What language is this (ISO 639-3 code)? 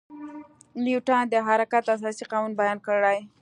pus